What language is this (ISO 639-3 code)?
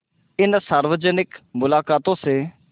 hin